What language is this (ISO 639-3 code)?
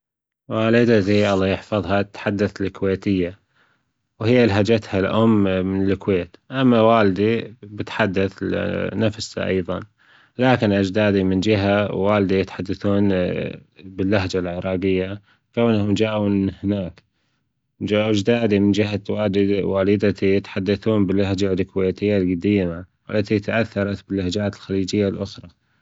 afb